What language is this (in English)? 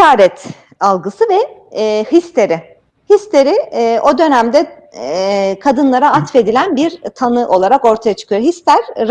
Turkish